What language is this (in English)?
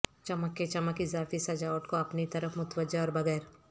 Urdu